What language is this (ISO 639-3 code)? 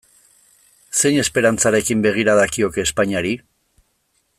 eus